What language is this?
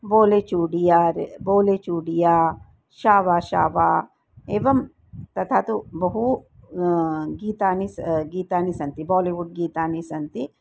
Sanskrit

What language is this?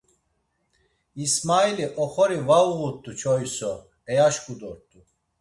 Laz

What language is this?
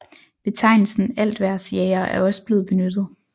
Danish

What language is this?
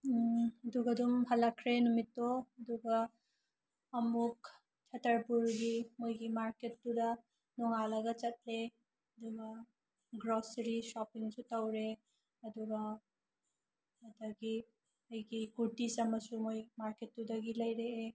Manipuri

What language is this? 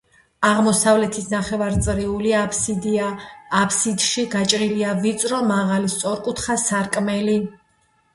Georgian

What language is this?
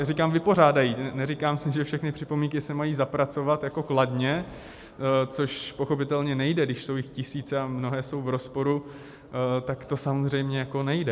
Czech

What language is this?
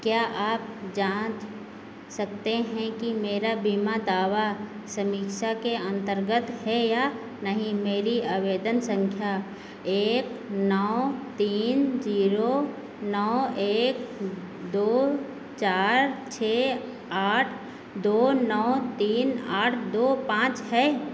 Hindi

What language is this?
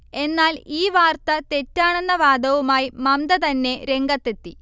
Malayalam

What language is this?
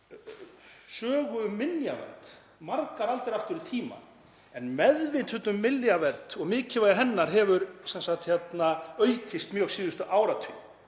Icelandic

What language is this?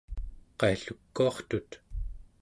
Central Yupik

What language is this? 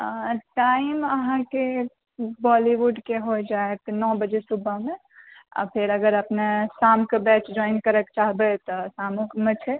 Maithili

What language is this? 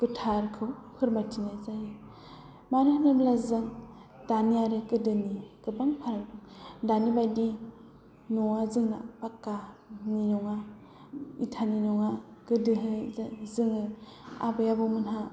Bodo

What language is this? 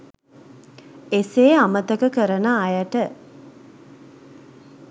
Sinhala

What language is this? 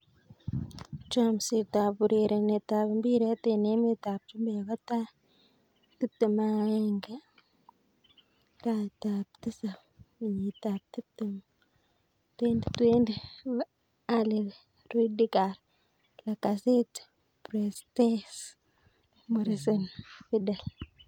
Kalenjin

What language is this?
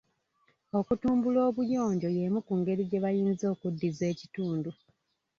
Ganda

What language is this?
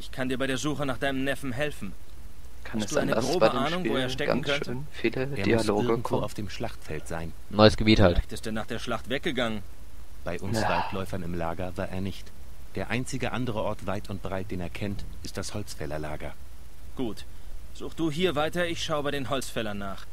German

